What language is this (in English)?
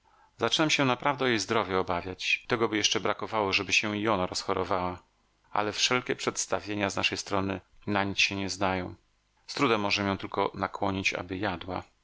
Polish